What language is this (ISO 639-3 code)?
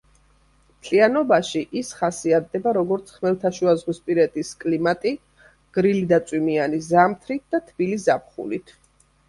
kat